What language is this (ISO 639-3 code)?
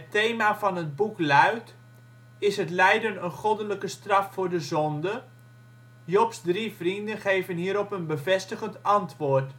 nld